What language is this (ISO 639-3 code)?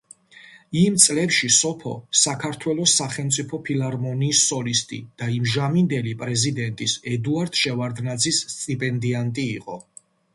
kat